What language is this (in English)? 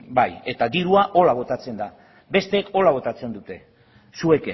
Basque